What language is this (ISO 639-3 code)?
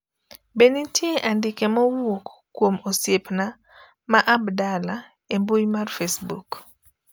luo